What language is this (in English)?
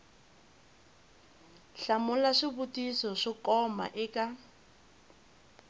Tsonga